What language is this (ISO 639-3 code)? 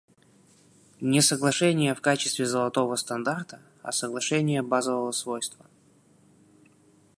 rus